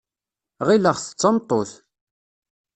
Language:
Kabyle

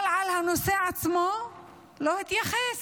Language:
Hebrew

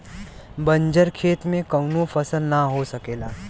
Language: Bhojpuri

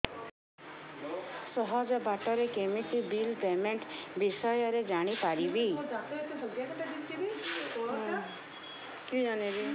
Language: Odia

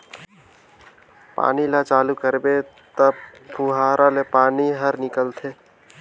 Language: Chhattisgarhi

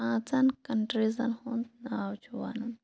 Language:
Kashmiri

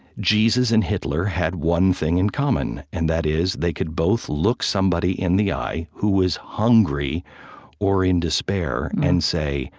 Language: English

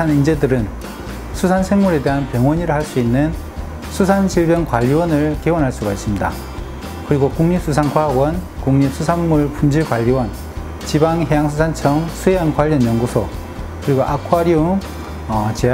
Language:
Korean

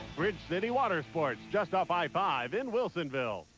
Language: English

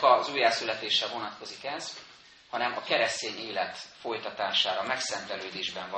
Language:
Hungarian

